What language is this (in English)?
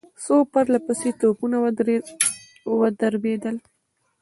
Pashto